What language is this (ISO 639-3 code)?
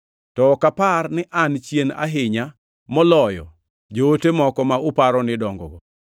luo